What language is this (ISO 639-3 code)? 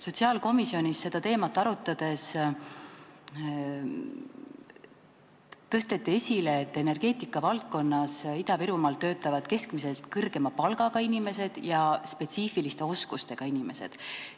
est